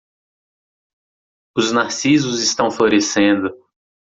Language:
Portuguese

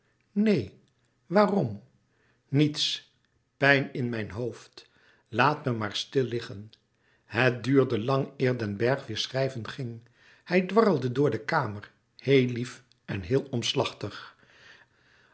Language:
Dutch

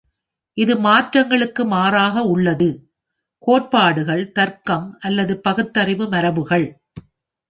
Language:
Tamil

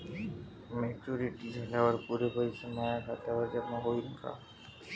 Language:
Marathi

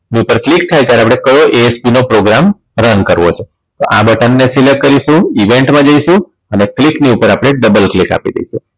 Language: Gujarati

